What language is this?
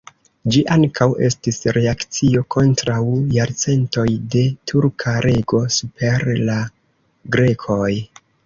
Esperanto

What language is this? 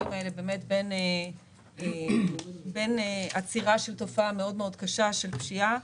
Hebrew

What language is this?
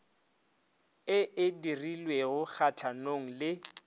Northern Sotho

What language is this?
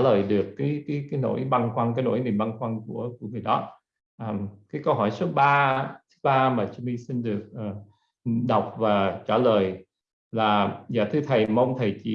Vietnamese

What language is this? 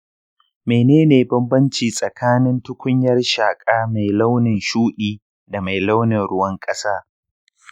Hausa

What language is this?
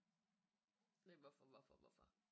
Danish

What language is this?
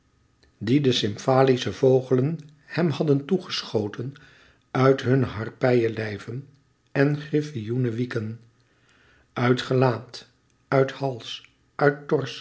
Dutch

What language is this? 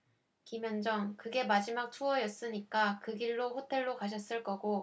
Korean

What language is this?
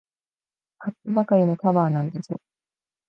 Japanese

